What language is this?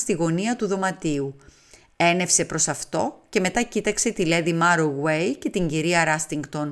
Greek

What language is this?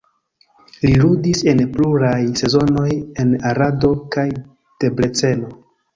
Esperanto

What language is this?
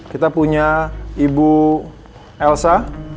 Indonesian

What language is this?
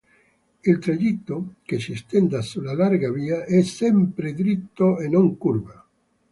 Italian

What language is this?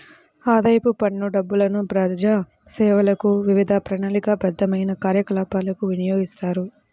Telugu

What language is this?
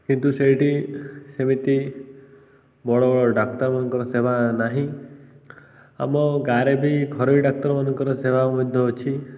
Odia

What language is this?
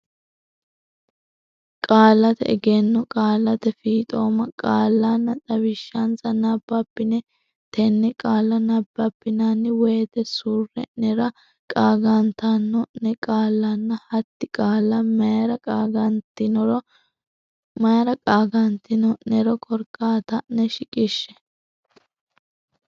Sidamo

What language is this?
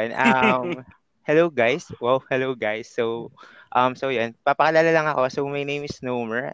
Filipino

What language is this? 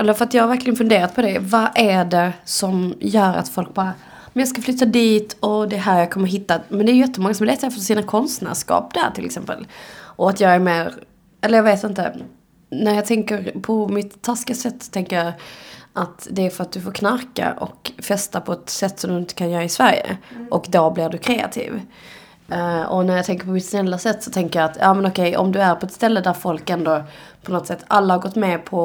Swedish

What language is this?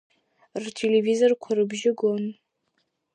Abkhazian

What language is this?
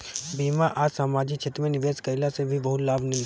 Bhojpuri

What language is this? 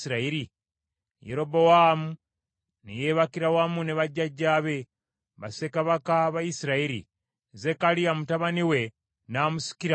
Ganda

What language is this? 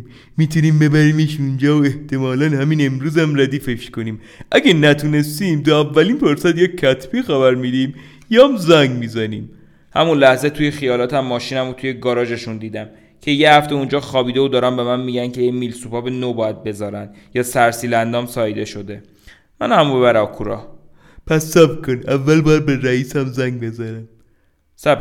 Persian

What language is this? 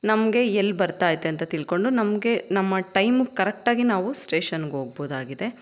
Kannada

